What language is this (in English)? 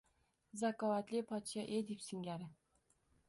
Uzbek